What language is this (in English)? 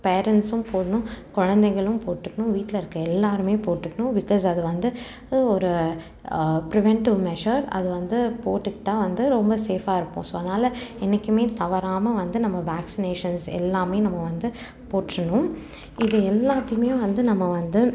Tamil